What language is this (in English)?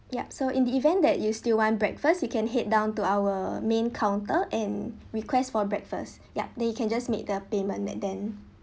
English